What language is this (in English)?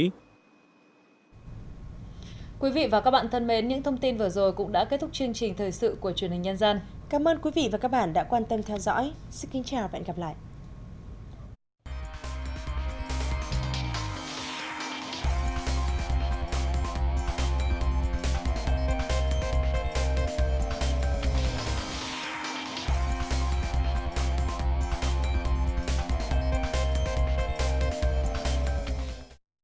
Vietnamese